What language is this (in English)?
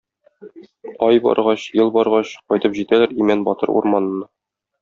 Tatar